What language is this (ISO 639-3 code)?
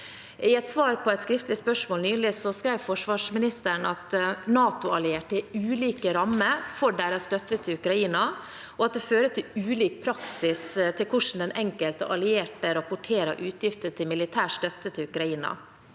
nor